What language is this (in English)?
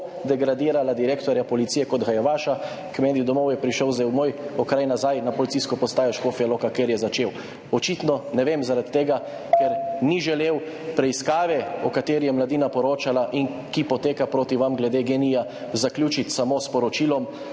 Slovenian